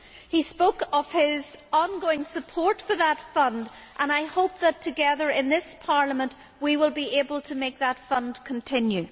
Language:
English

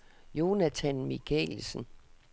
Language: Danish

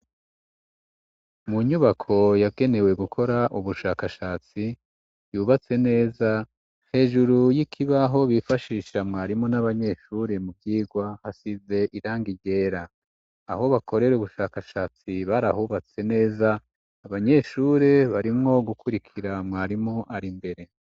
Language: Rundi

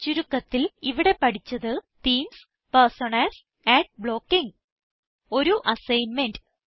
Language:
Malayalam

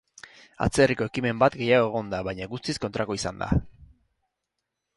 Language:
Basque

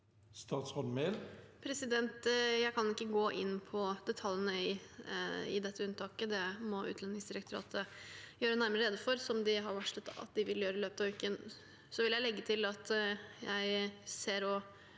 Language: Norwegian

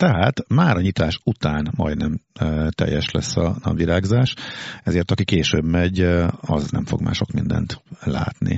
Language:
Hungarian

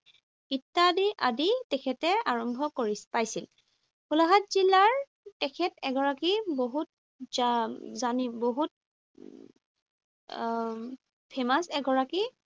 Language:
Assamese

